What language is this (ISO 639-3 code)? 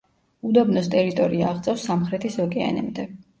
kat